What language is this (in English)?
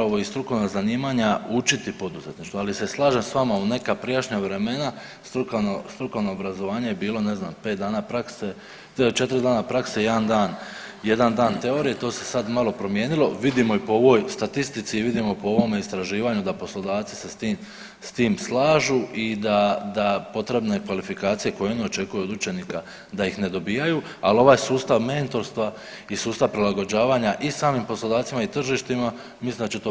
Croatian